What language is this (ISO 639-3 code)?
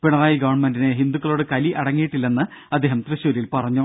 mal